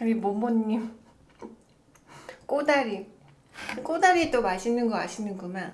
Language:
Korean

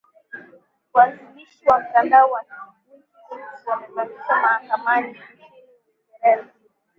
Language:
Swahili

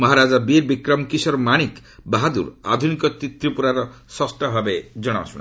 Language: Odia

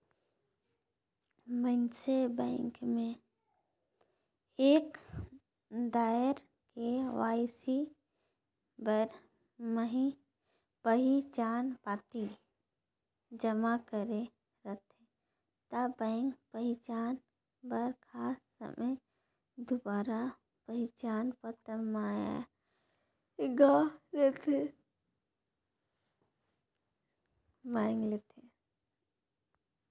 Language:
Chhattisgarhi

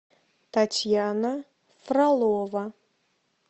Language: Russian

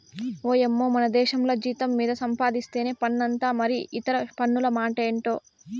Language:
Telugu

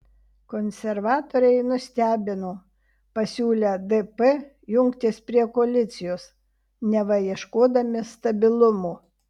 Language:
Lithuanian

